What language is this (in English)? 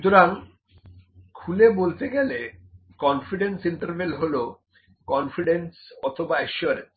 Bangla